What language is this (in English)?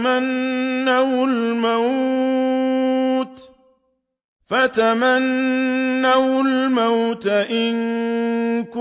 Arabic